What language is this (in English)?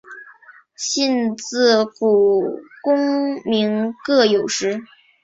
Chinese